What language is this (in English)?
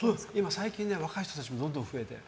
Japanese